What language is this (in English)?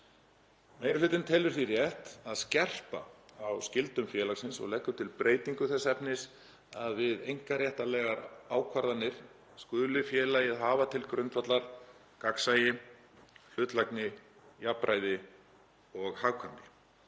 Icelandic